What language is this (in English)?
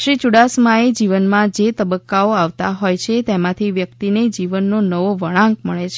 Gujarati